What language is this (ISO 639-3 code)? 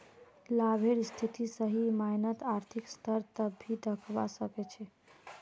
mag